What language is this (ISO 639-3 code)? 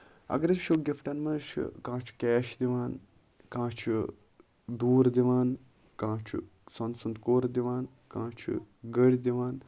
kas